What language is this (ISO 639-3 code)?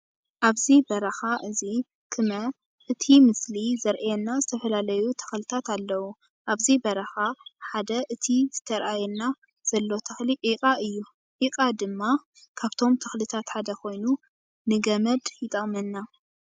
tir